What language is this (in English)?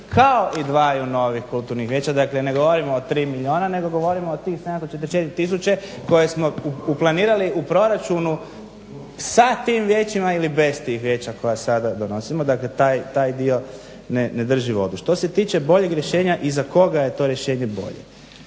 Croatian